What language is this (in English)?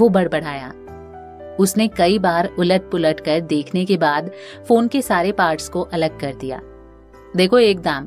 Hindi